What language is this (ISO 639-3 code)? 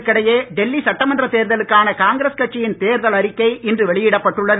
tam